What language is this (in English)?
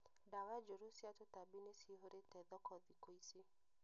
Kikuyu